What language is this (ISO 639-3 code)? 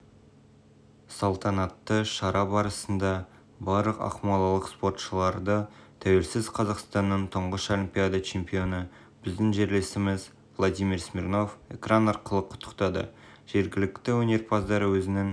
kaz